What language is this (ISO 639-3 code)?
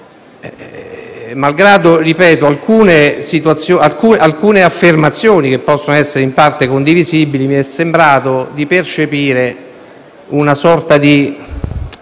ita